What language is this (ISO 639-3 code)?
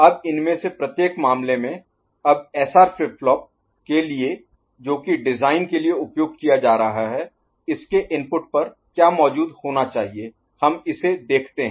hin